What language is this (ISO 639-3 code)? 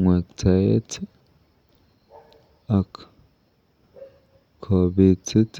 kln